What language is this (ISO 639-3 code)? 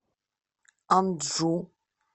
rus